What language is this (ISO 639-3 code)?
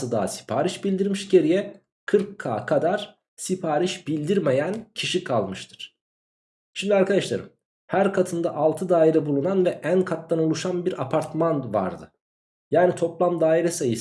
tur